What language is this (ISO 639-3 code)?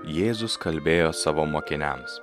lit